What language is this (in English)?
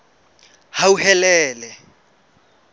Southern Sotho